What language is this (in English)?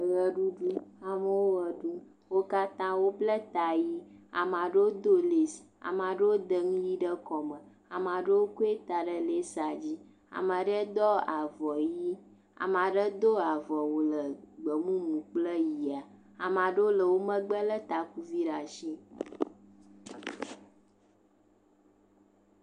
Ewe